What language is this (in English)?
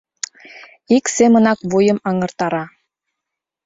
Mari